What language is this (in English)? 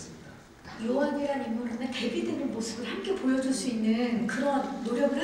Korean